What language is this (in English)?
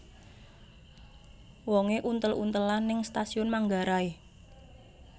Javanese